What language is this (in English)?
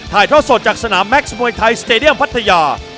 Thai